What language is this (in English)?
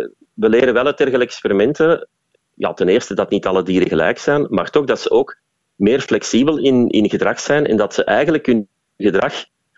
Dutch